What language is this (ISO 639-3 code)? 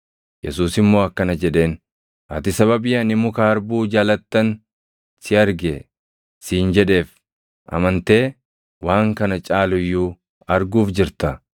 orm